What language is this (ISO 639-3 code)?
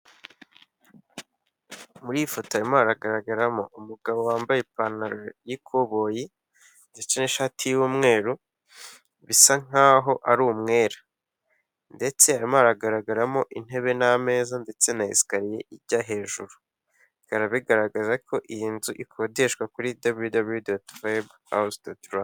kin